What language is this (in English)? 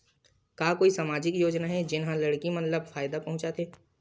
Chhattisgarhi